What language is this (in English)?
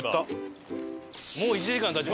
Japanese